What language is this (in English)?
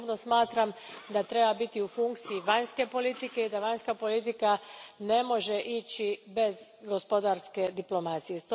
Croatian